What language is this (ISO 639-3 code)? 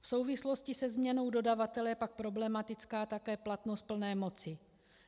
ces